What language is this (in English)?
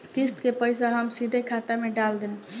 Bhojpuri